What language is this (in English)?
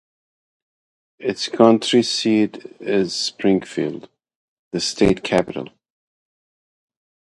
English